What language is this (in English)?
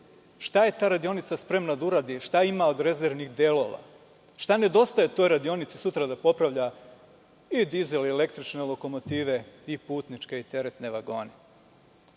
Serbian